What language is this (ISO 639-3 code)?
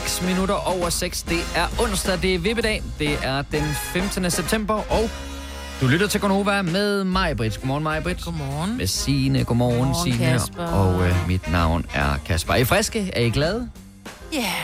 dan